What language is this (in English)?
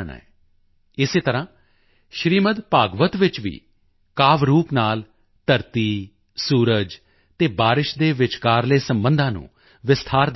Punjabi